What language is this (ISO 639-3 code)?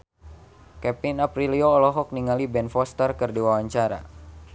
sun